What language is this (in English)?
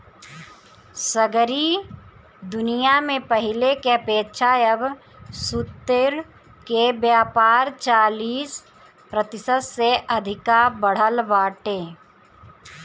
Bhojpuri